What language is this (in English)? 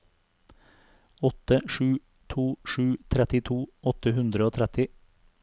Norwegian